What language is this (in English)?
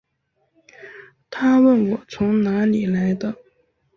Chinese